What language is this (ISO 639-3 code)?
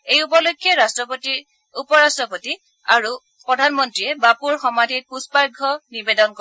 asm